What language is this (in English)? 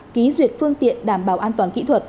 Vietnamese